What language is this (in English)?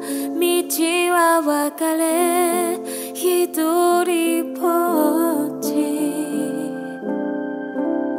Korean